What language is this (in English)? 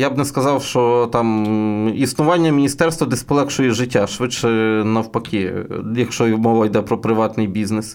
Ukrainian